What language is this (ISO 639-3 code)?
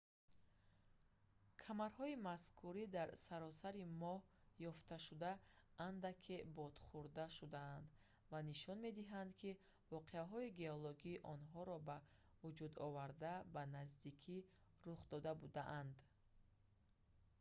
tgk